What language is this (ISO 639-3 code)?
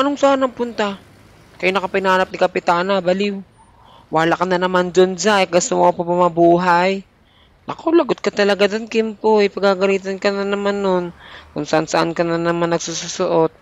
fil